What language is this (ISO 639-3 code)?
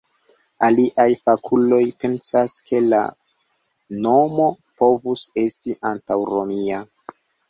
epo